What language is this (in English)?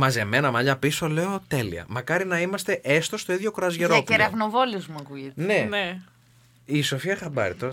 Greek